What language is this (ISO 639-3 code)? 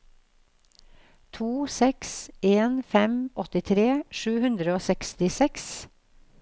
nor